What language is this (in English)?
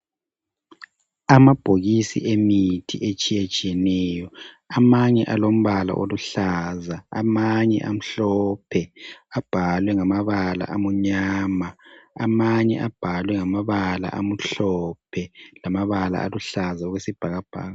North Ndebele